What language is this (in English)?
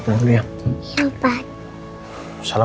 Indonesian